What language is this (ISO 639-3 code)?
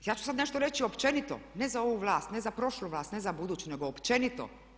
hrv